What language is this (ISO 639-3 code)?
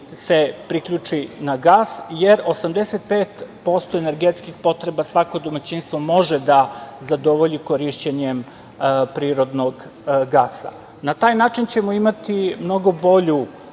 srp